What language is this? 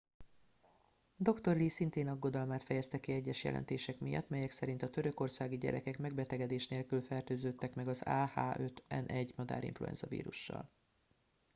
Hungarian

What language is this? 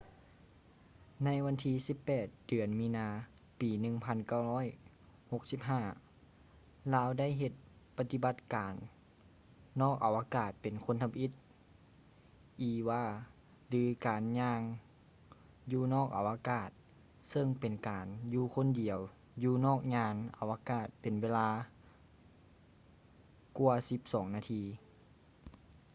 Lao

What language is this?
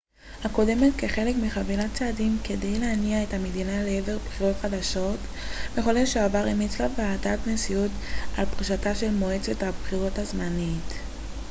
Hebrew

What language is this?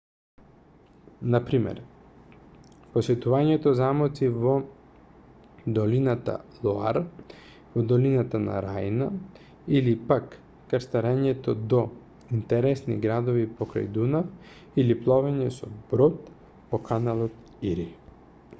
Macedonian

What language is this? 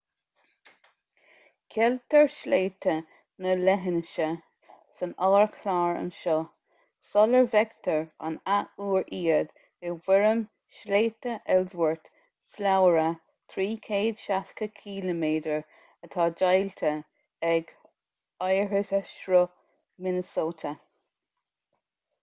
Irish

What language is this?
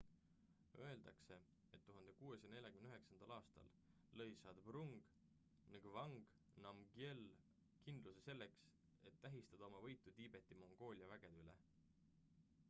Estonian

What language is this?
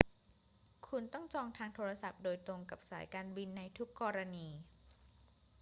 Thai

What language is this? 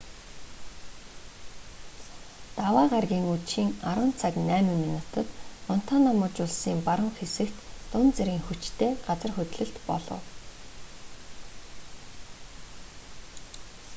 Mongolian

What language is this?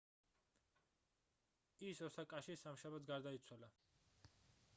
Georgian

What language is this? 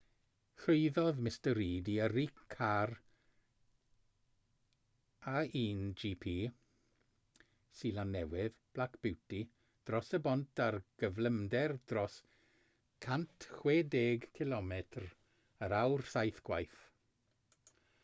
Welsh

